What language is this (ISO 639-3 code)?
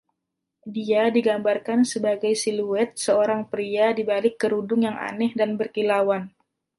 ind